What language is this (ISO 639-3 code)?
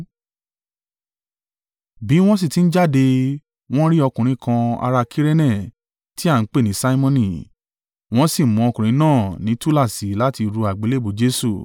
yor